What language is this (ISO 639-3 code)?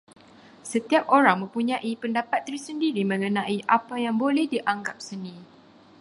msa